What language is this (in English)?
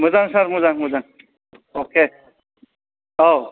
Bodo